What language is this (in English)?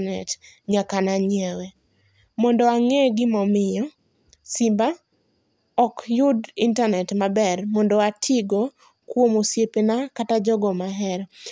Luo (Kenya and Tanzania)